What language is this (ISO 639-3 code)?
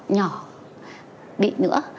vie